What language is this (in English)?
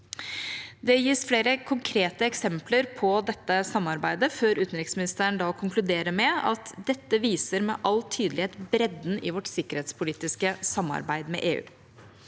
Norwegian